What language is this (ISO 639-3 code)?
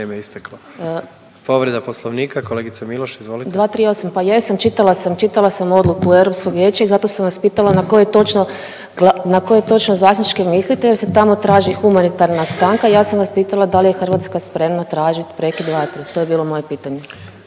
hrv